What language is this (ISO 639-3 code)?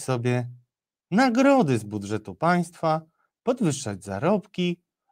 pol